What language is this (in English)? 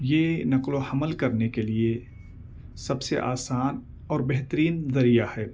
Urdu